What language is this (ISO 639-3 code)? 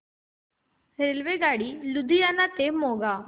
mar